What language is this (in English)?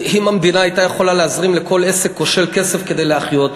Hebrew